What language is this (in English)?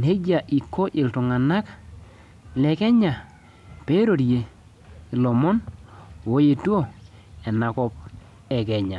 Masai